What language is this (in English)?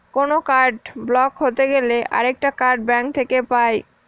Bangla